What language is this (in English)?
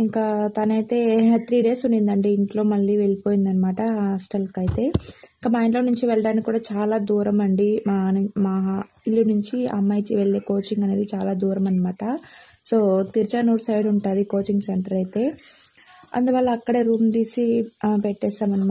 Hindi